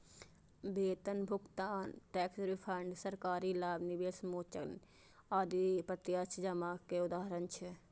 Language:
Maithili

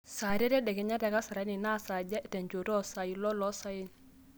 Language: Masai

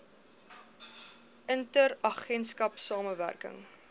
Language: Afrikaans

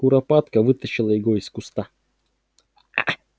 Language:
Russian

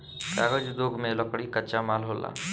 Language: Bhojpuri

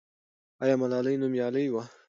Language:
Pashto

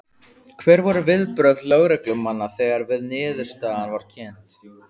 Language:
Icelandic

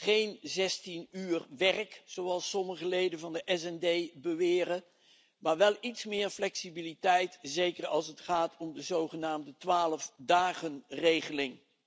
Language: Dutch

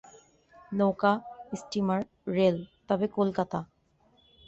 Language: Bangla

